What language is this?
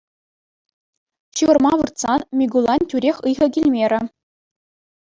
Chuvash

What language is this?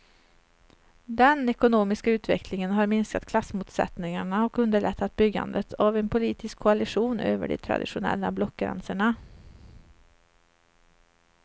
Swedish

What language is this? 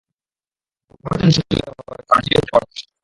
Bangla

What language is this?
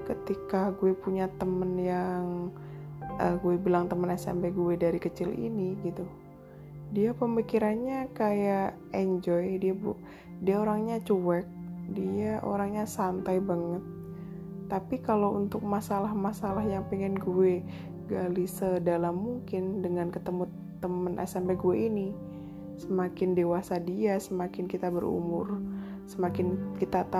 Indonesian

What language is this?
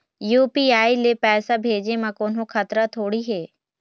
Chhattisgarhi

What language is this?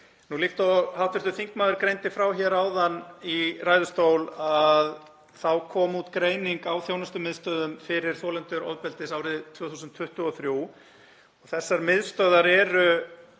Icelandic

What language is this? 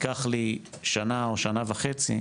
Hebrew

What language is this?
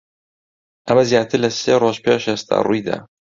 Central Kurdish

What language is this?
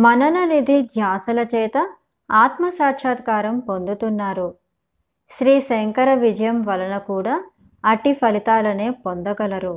Telugu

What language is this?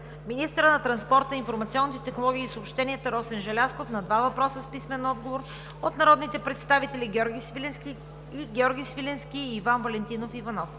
Bulgarian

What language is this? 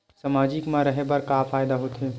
Chhattisgarhi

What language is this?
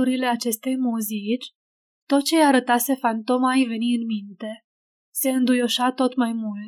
Romanian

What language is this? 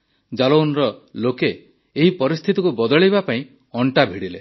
Odia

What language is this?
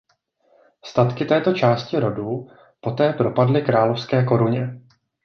Czech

